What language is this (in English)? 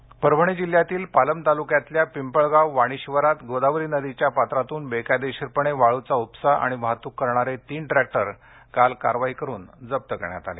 Marathi